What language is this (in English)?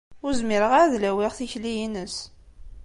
Kabyle